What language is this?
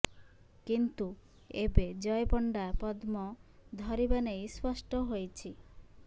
Odia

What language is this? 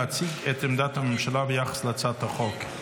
Hebrew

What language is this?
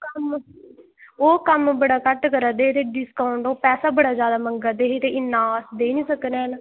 Dogri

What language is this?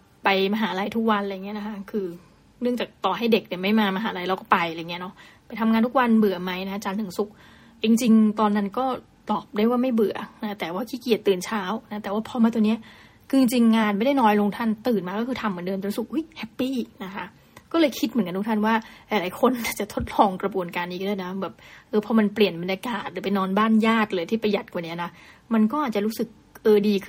Thai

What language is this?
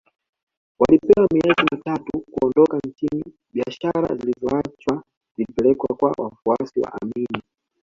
Swahili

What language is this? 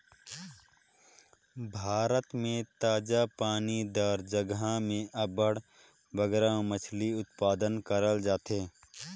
Chhattisgarhi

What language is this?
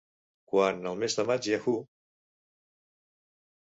Catalan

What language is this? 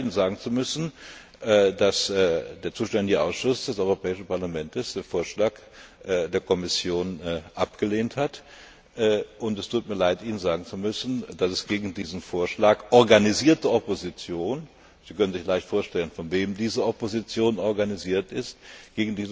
German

